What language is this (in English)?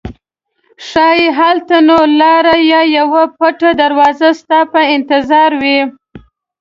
Pashto